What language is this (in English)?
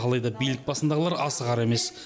Kazakh